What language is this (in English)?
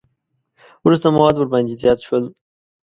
Pashto